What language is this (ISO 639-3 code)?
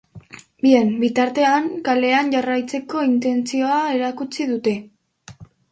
eus